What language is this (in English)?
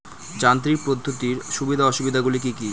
Bangla